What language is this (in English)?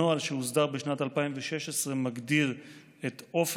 Hebrew